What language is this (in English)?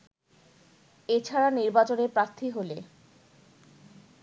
Bangla